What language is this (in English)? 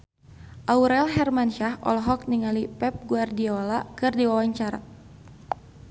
Sundanese